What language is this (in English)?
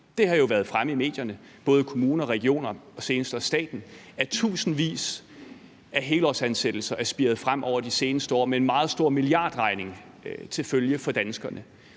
Danish